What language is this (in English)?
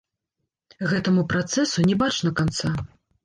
Belarusian